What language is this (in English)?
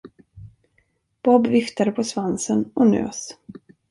Swedish